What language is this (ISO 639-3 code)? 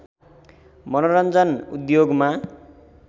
nep